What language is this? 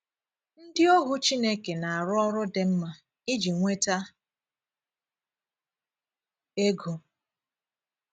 Igbo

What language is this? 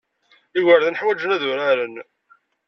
Kabyle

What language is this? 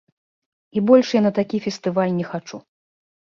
Belarusian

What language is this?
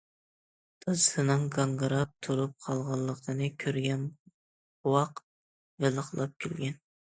Uyghur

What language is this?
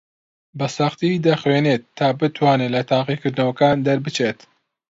Central Kurdish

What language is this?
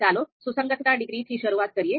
Gujarati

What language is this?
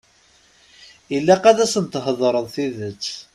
Kabyle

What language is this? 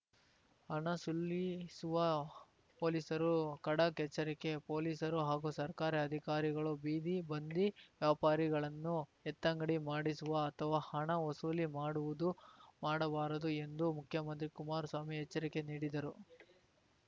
Kannada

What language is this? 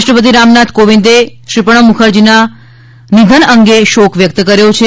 Gujarati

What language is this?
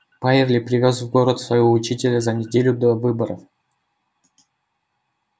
Russian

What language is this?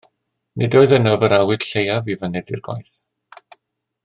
Welsh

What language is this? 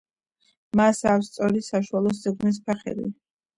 Georgian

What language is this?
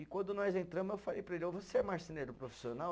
Portuguese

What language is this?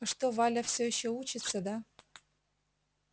Russian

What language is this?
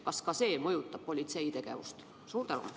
Estonian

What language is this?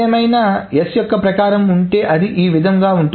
Telugu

